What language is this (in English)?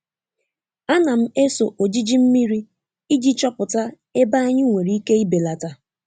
Igbo